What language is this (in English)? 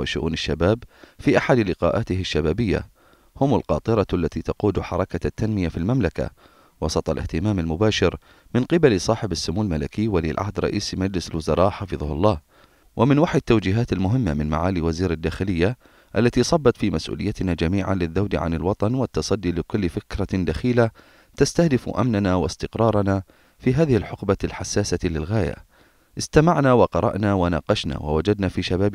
Arabic